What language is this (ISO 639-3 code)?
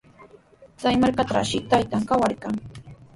qws